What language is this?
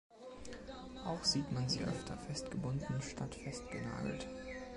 German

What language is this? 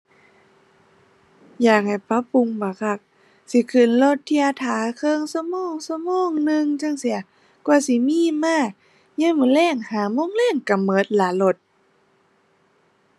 Thai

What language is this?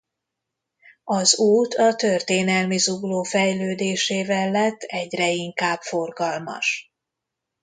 Hungarian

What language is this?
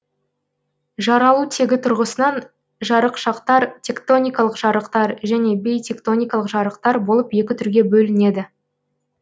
Kazakh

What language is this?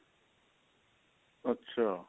Punjabi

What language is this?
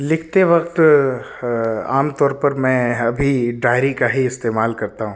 Urdu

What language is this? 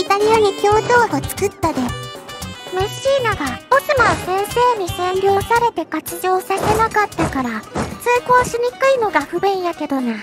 Japanese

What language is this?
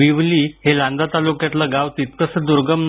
Marathi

